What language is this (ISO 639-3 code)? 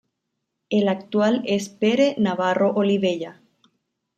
spa